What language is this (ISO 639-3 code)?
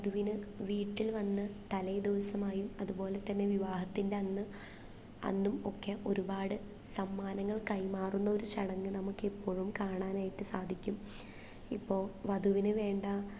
mal